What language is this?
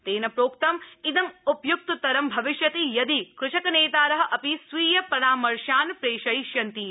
Sanskrit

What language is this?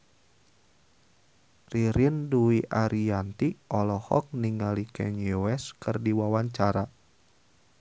Sundanese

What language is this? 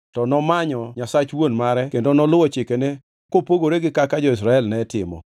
Luo (Kenya and Tanzania)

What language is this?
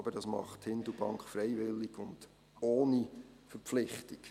Swiss German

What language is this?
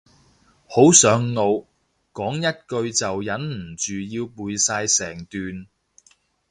Cantonese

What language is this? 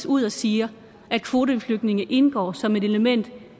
Danish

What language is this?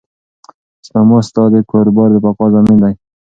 Pashto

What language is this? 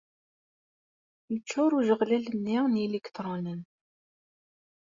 Kabyle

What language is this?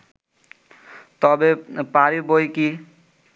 Bangla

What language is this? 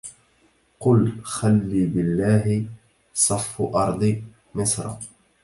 Arabic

